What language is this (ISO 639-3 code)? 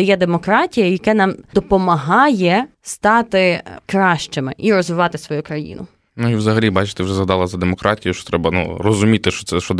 ukr